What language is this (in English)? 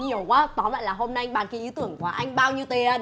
Vietnamese